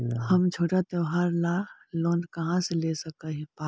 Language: Magahi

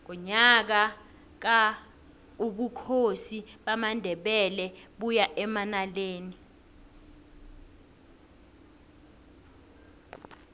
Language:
South Ndebele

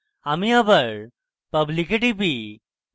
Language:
Bangla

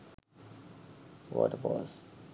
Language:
Sinhala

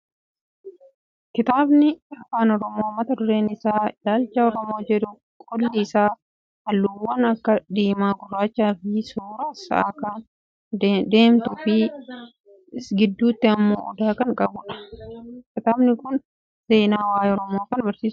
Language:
Oromo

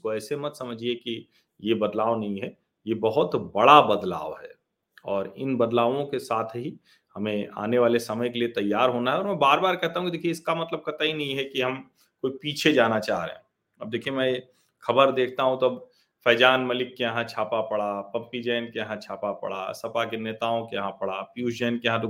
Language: Hindi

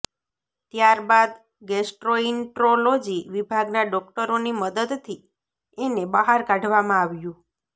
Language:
Gujarati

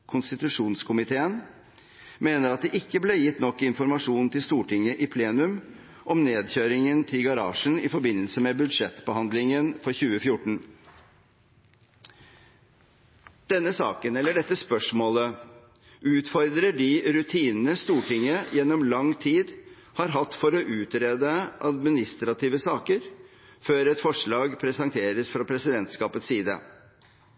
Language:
Norwegian Bokmål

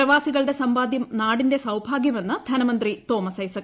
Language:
Malayalam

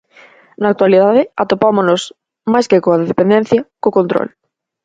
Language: Galician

